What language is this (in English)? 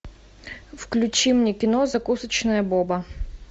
Russian